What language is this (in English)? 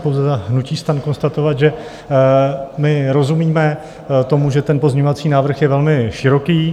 Czech